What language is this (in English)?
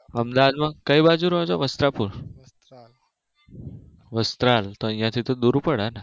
Gujarati